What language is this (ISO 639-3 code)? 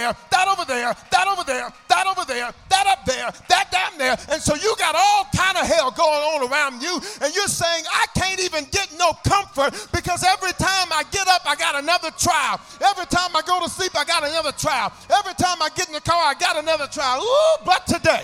eng